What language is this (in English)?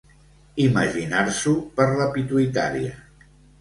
Catalan